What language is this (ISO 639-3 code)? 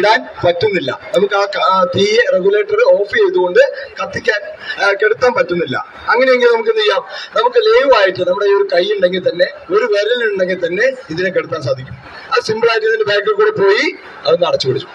mal